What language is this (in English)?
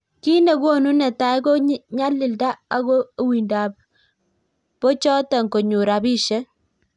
Kalenjin